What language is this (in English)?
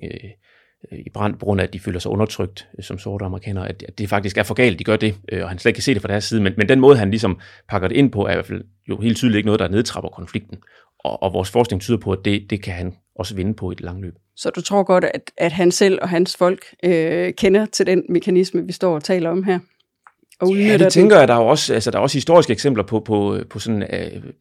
Danish